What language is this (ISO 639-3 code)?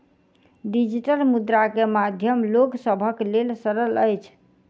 mai